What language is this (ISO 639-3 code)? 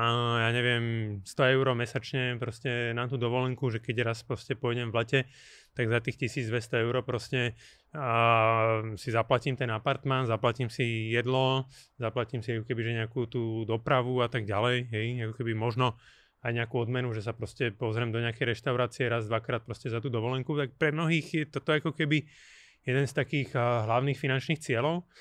slk